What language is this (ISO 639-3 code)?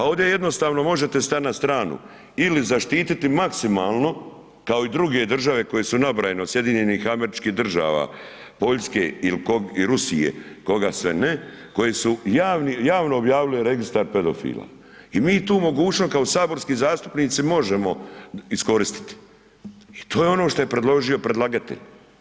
hrv